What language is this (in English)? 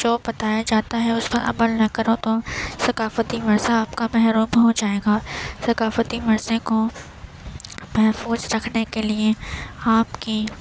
Urdu